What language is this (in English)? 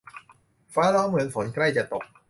Thai